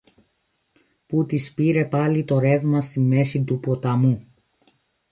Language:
Greek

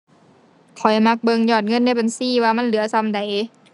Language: Thai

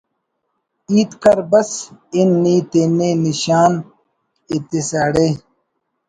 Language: Brahui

